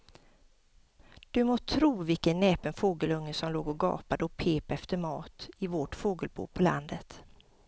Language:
Swedish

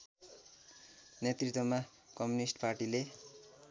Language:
Nepali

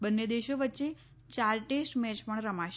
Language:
Gujarati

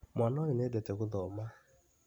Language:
Kikuyu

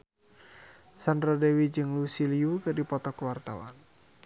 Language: Sundanese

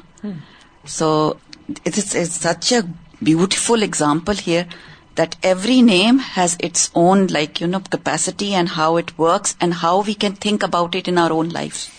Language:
Urdu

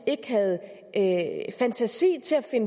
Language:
Danish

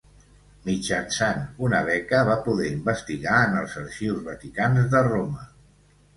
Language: Catalan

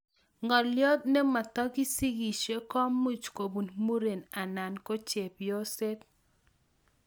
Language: Kalenjin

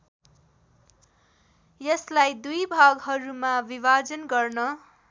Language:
Nepali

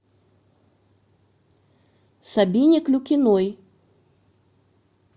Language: Russian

